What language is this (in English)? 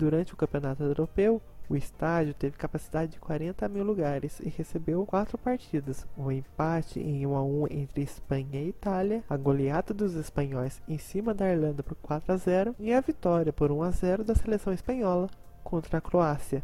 Portuguese